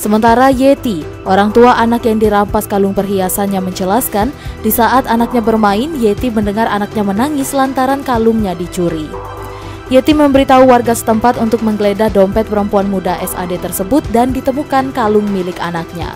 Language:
Indonesian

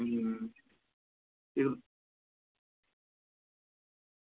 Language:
Dogri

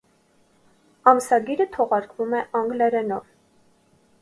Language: Armenian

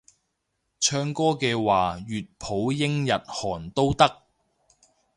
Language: Cantonese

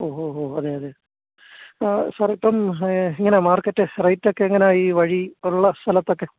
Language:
Malayalam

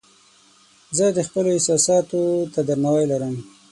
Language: Pashto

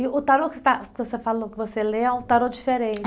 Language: Portuguese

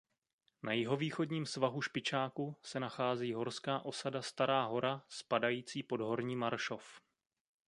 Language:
Czech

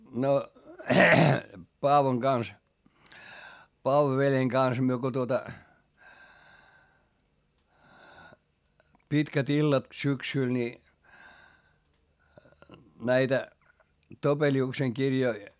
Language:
Finnish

